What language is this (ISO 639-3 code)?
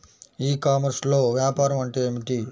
tel